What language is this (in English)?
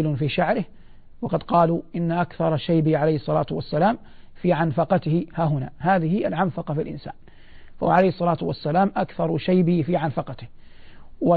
Arabic